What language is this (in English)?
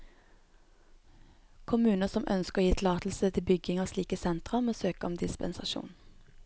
Norwegian